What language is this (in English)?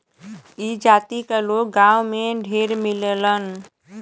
Bhojpuri